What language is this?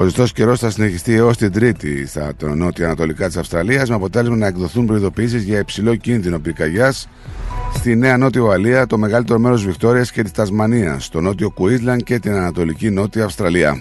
Greek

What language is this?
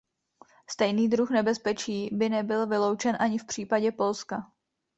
Czech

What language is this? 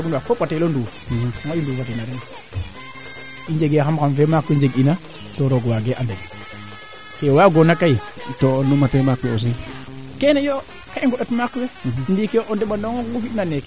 Serer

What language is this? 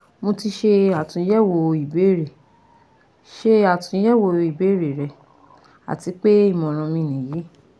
Yoruba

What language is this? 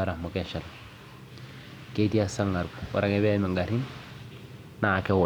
Masai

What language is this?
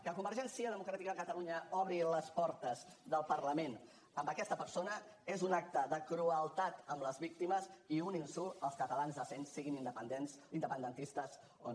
Catalan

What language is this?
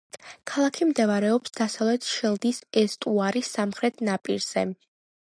Georgian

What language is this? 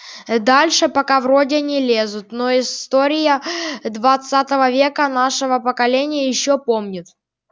Russian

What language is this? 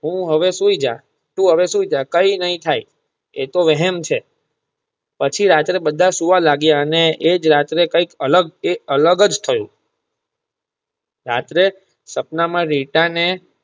Gujarati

